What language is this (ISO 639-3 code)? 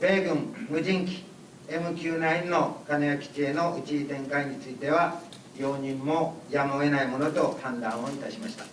jpn